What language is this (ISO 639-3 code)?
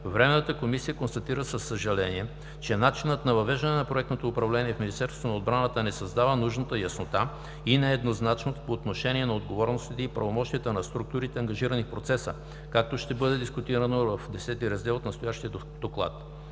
bul